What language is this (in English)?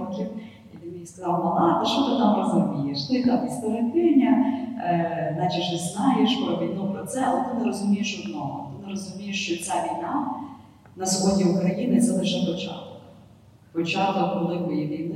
Ukrainian